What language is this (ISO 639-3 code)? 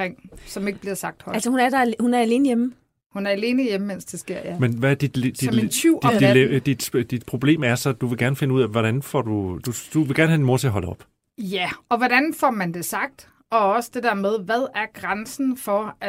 dan